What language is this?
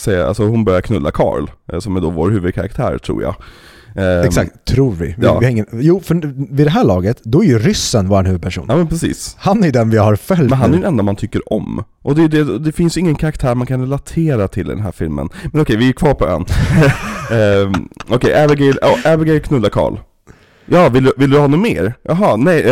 Swedish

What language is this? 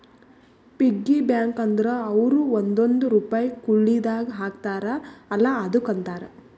Kannada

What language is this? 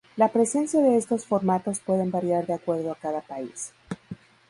Spanish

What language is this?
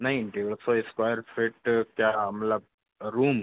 Hindi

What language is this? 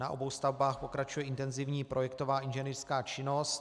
Czech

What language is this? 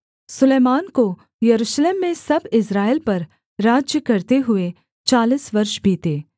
Hindi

